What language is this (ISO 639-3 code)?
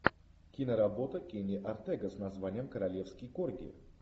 rus